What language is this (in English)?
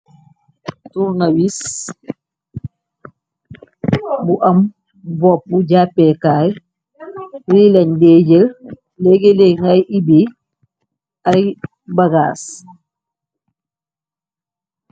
Wolof